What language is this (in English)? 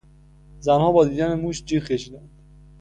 Persian